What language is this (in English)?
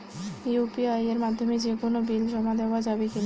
Bangla